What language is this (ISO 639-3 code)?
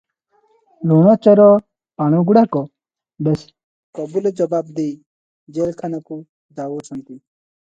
ori